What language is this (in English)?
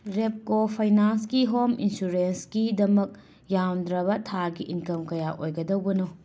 Manipuri